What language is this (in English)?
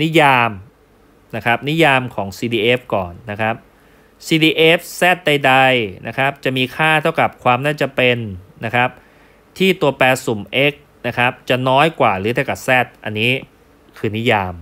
Thai